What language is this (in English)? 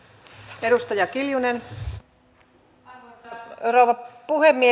Finnish